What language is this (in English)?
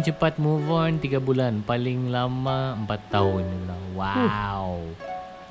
Malay